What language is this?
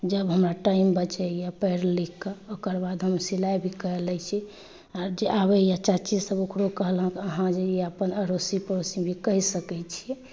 Maithili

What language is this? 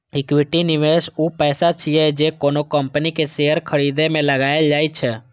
Maithili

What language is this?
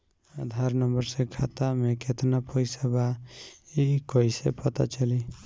Bhojpuri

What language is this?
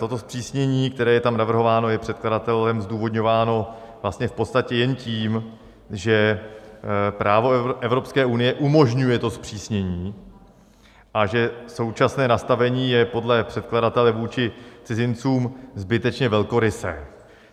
Czech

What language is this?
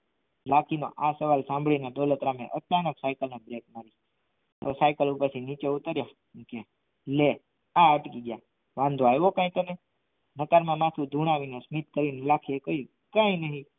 Gujarati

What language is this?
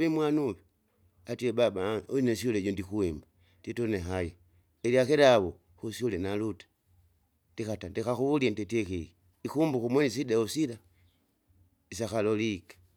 Kinga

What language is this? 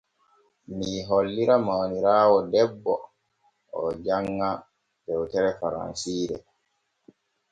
Borgu Fulfulde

